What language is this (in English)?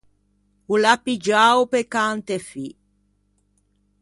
Ligurian